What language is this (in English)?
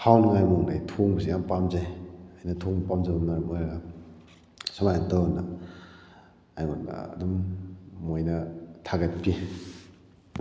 Manipuri